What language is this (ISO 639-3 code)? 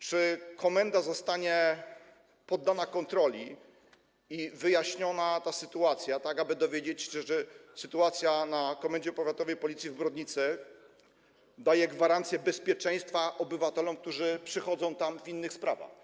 pol